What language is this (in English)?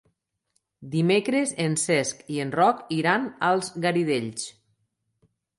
Catalan